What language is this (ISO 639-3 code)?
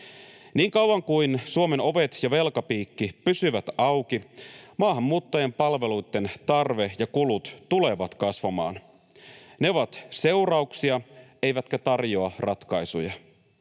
fin